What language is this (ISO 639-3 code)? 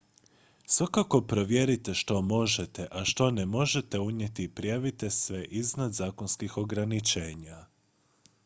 hrv